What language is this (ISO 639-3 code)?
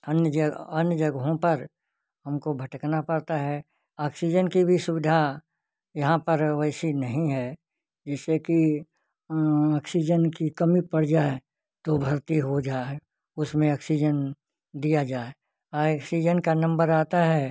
hin